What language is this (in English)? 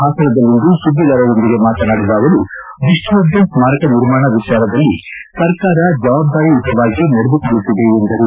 Kannada